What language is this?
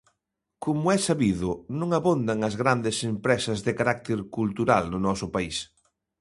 Galician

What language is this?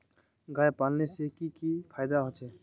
Magahi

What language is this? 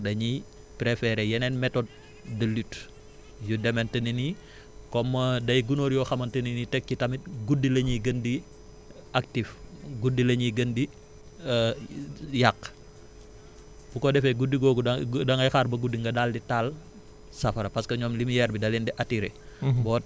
Wolof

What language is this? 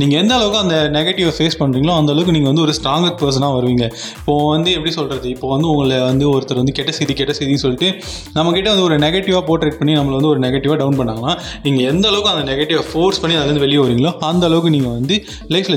Tamil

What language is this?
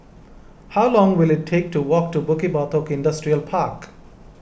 English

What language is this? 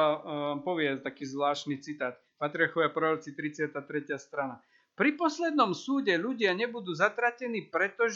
Slovak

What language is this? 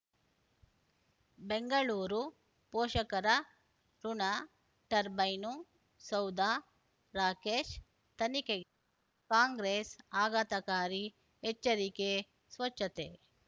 Kannada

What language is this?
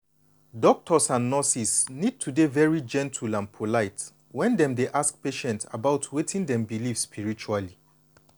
Nigerian Pidgin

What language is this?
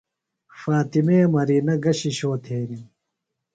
Phalura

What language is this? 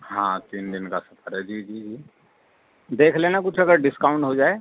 Urdu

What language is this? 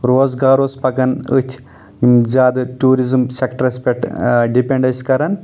Kashmiri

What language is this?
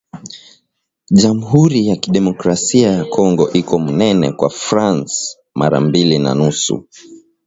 Swahili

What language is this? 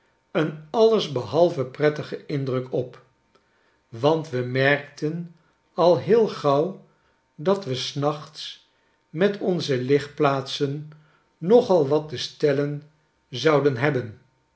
Dutch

